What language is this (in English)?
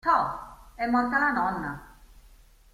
Italian